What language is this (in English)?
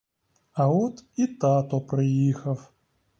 Ukrainian